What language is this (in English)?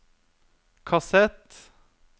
Norwegian